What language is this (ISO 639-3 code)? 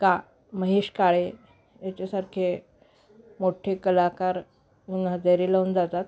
mar